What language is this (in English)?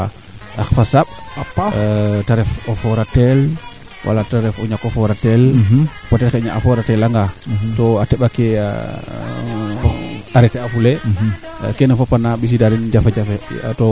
Serer